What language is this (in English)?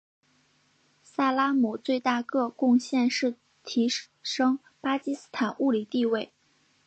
Chinese